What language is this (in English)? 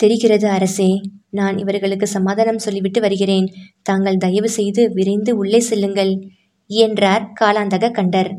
Tamil